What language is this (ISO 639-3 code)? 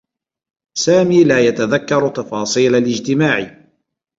ara